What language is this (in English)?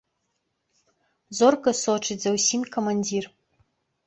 Belarusian